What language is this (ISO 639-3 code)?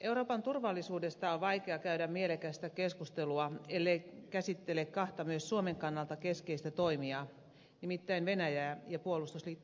fin